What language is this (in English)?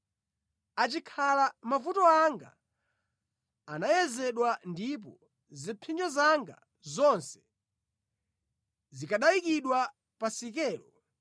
Nyanja